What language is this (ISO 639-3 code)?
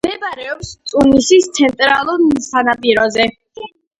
kat